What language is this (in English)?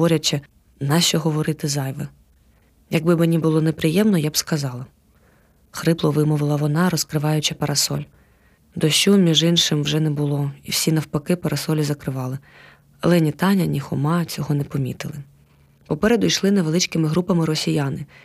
Ukrainian